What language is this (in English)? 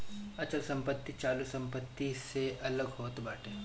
Bhojpuri